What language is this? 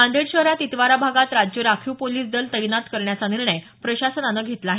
Marathi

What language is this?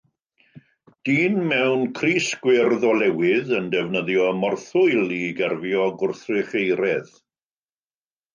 Welsh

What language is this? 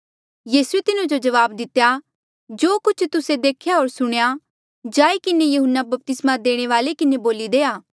Mandeali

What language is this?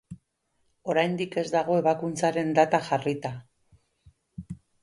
Basque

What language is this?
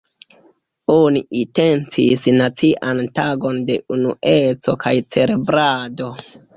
Esperanto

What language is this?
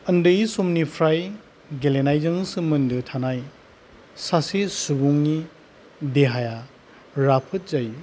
Bodo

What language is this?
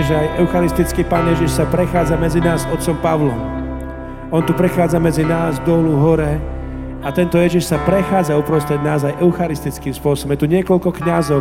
Slovak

